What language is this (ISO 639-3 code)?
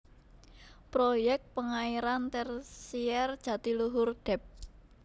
jav